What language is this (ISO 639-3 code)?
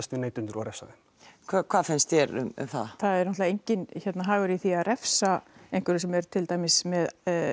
isl